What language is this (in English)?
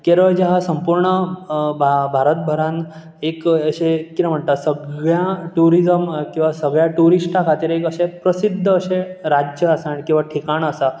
Konkani